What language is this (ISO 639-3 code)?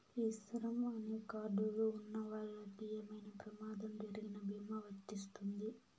tel